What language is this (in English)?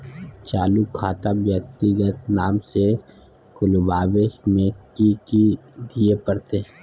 Maithili